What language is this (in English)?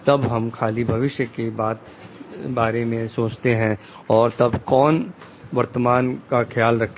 Hindi